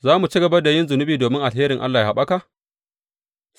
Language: Hausa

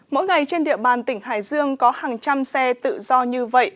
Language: Vietnamese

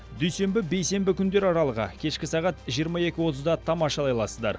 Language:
Kazakh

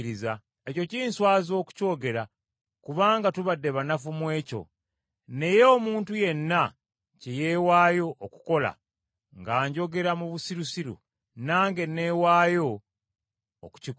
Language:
Ganda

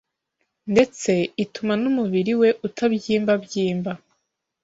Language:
Kinyarwanda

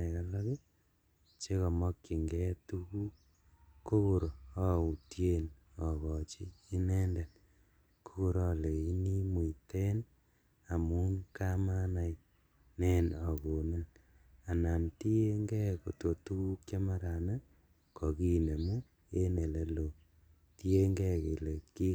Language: Kalenjin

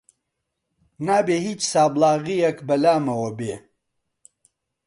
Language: Central Kurdish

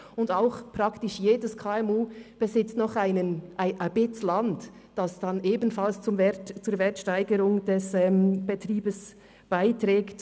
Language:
Swiss German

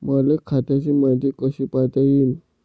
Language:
Marathi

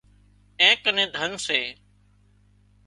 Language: Wadiyara Koli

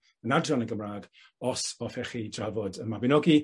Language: Welsh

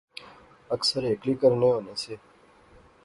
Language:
Pahari-Potwari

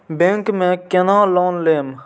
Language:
Maithili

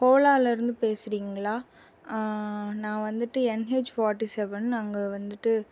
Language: Tamil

